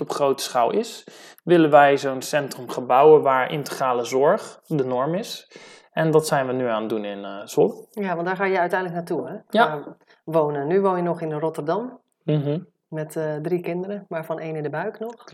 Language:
Dutch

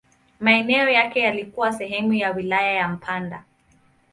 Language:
Swahili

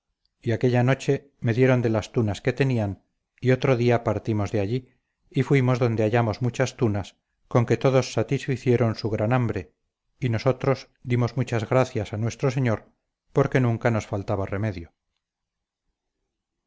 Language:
Spanish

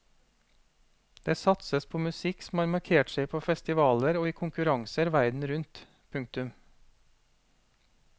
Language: Norwegian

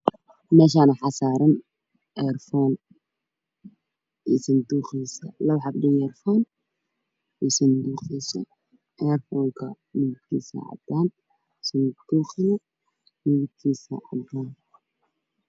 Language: Somali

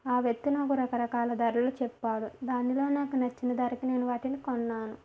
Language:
Telugu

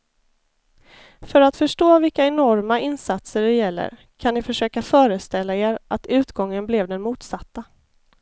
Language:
Swedish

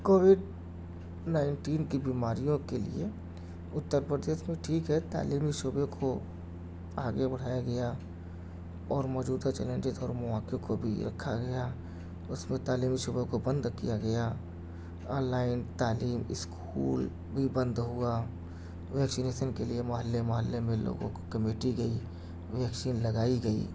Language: Urdu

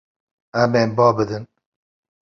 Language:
Kurdish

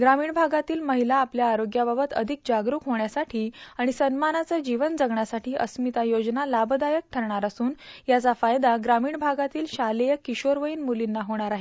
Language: Marathi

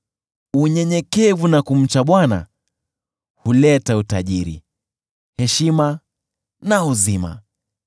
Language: Swahili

